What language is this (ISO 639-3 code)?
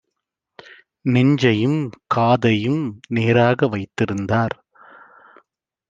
tam